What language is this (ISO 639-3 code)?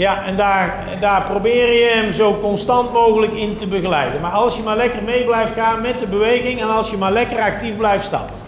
nld